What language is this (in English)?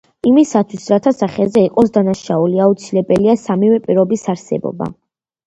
Georgian